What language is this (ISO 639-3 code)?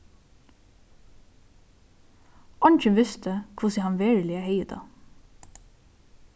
fao